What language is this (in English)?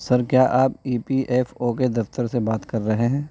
Urdu